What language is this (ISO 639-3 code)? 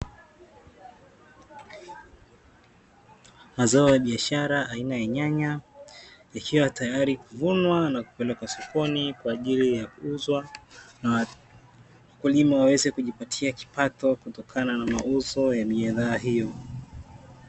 swa